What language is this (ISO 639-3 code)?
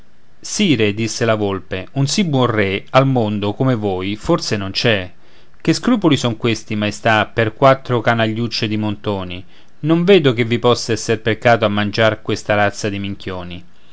ita